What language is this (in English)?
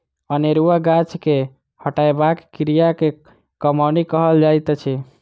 Maithili